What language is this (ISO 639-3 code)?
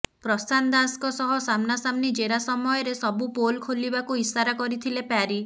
ori